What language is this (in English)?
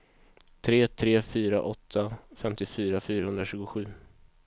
Swedish